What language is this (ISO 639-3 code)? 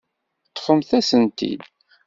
kab